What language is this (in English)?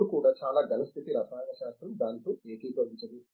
Telugu